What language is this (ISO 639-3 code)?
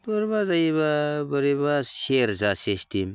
brx